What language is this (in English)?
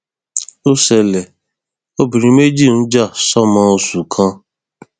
Yoruba